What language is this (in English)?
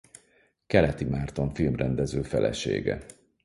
Hungarian